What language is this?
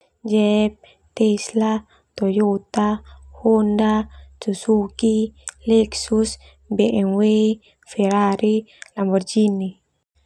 Termanu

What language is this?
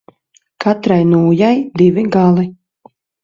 Latvian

